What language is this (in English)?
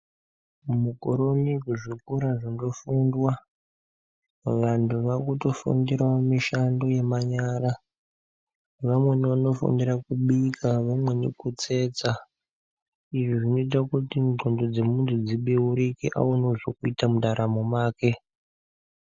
Ndau